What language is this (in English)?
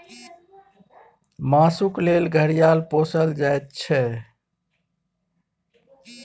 Maithili